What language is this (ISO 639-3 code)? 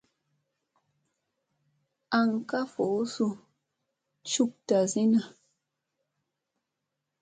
mse